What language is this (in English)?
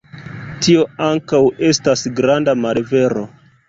Esperanto